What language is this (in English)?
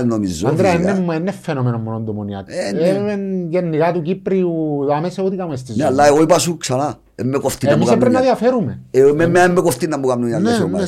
Greek